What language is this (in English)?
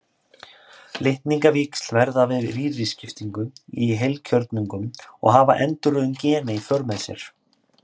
Icelandic